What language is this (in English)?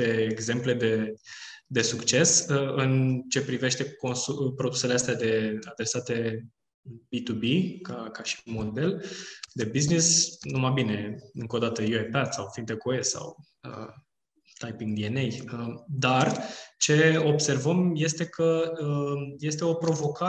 Romanian